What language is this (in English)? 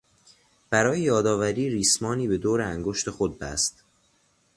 Persian